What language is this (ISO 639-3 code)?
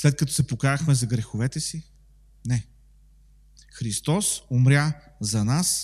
bul